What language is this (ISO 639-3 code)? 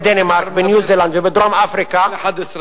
heb